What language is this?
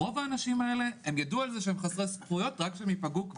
Hebrew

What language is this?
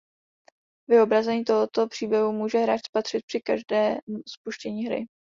Czech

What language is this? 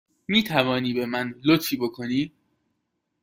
Persian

